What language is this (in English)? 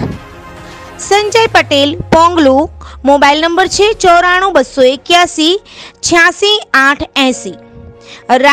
Hindi